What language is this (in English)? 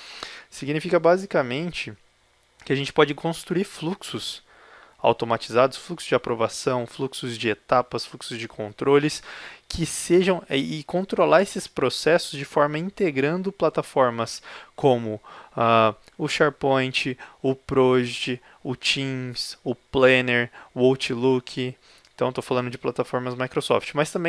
Portuguese